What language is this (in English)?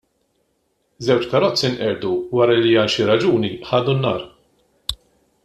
Maltese